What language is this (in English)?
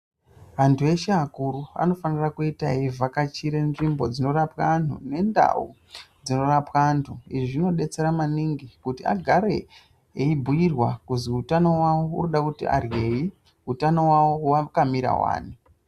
Ndau